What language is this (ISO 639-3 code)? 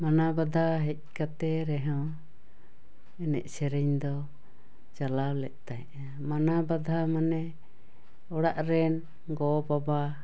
sat